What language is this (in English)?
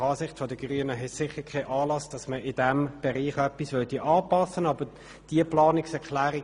Swiss German